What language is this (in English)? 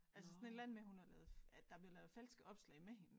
Danish